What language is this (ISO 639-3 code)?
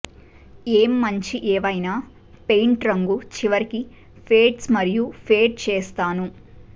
tel